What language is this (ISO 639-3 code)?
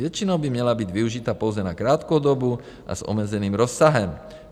ces